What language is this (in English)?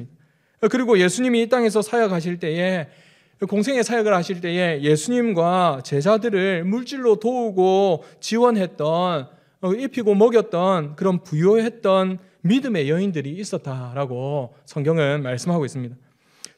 Korean